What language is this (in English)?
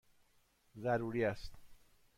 Persian